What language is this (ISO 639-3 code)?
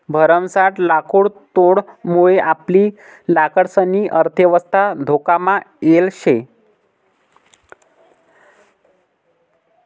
mar